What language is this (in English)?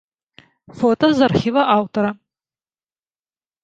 Belarusian